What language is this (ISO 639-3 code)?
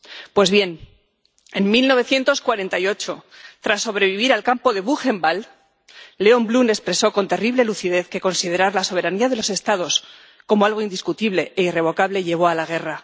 spa